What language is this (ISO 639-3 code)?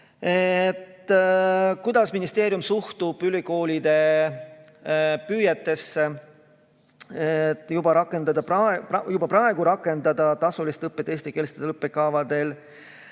est